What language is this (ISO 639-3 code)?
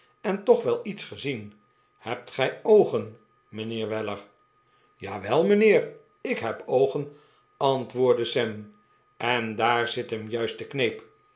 nld